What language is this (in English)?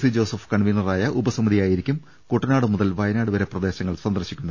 Malayalam